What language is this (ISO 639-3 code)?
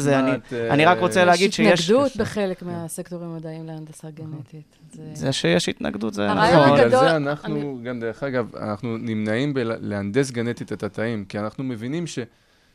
heb